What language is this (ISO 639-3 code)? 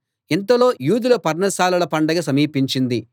tel